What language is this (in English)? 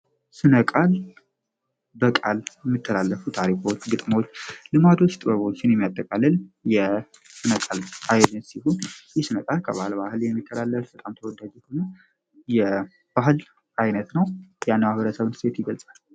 Amharic